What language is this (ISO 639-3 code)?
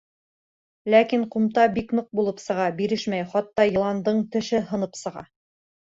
bak